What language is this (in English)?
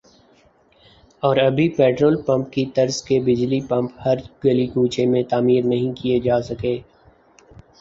Urdu